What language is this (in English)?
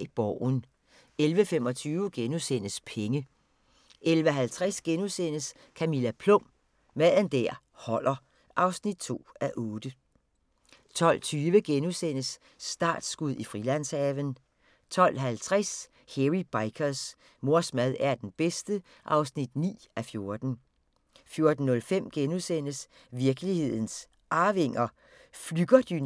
Danish